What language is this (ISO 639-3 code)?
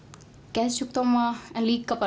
isl